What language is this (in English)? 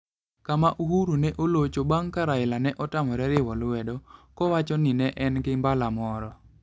Luo (Kenya and Tanzania)